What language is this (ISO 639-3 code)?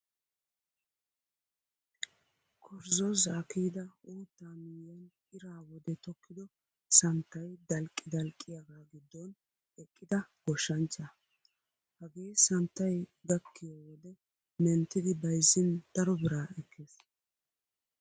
wal